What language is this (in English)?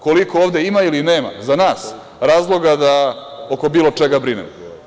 Serbian